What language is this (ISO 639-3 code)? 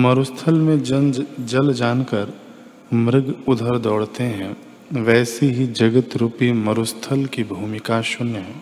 hin